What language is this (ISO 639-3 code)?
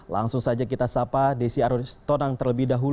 ind